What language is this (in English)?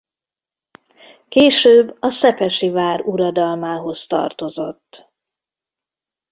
Hungarian